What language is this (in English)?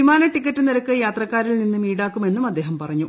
Malayalam